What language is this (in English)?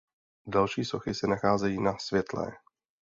Czech